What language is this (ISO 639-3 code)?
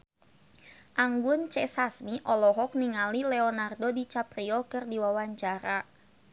sun